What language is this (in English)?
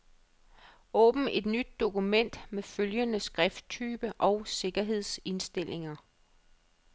Danish